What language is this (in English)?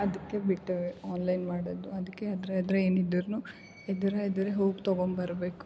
Kannada